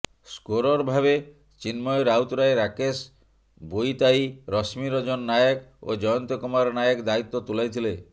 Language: Odia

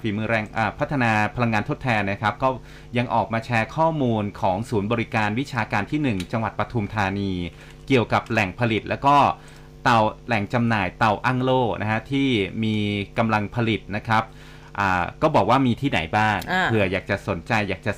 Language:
Thai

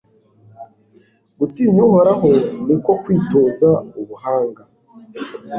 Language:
Kinyarwanda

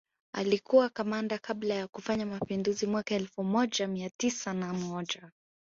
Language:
Swahili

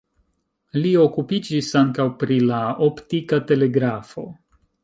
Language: Esperanto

